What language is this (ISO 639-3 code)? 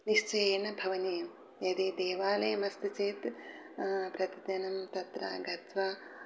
san